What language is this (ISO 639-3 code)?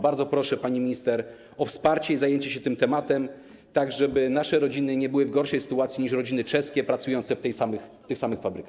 pol